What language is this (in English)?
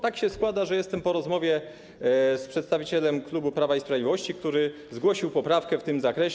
Polish